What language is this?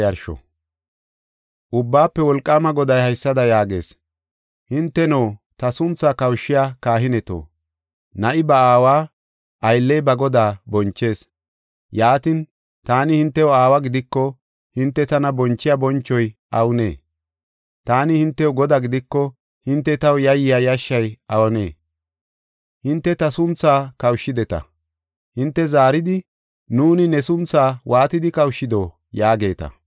Gofa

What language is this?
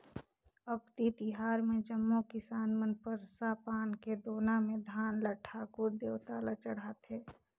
Chhattisgarhi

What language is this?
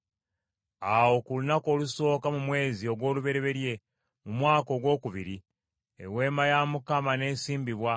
Ganda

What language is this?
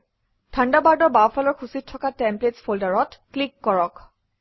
Assamese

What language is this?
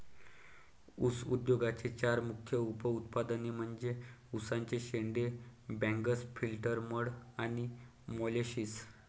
Marathi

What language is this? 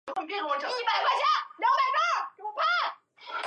Chinese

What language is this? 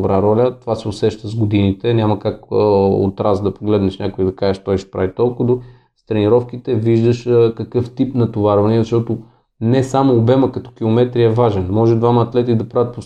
Bulgarian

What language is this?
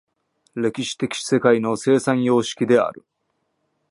Japanese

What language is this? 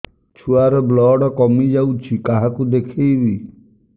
Odia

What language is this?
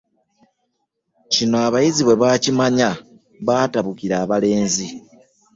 Ganda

